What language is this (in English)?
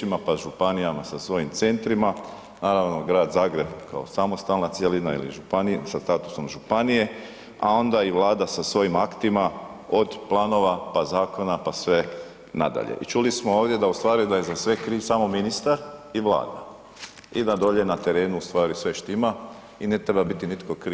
Croatian